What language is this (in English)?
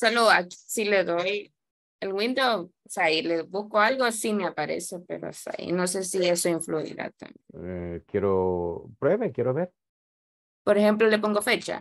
Spanish